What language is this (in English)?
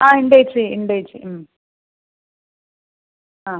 Malayalam